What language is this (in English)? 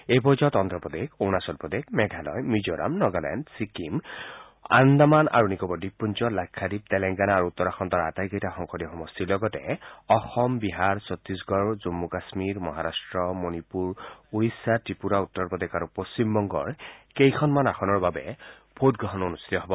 Assamese